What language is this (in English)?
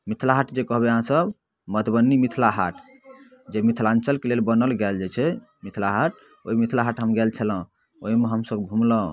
Maithili